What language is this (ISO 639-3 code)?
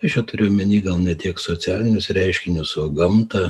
lit